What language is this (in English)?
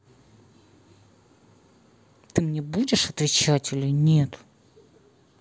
Russian